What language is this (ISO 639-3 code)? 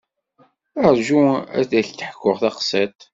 kab